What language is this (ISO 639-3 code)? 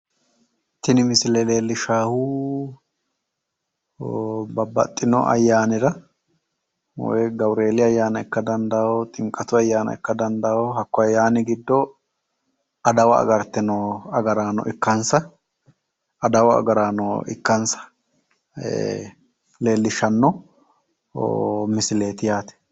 sid